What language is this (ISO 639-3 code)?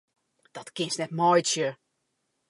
fry